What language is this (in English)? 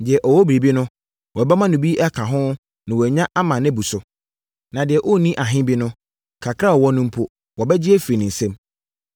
Akan